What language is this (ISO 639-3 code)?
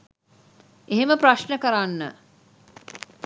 sin